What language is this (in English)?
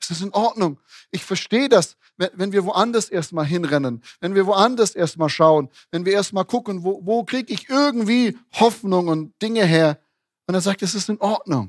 German